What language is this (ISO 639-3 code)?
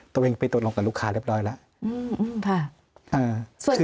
tha